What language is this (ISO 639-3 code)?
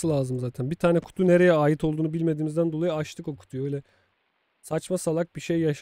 tur